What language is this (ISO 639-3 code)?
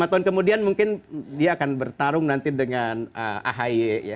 ind